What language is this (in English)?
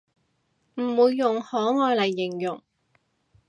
Cantonese